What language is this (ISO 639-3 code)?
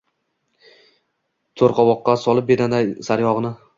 uzb